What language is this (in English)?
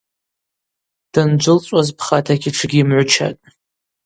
Abaza